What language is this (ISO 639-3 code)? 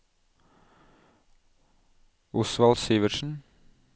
nor